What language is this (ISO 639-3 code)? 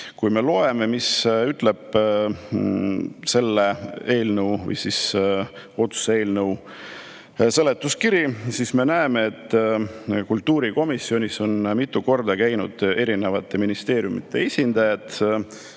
est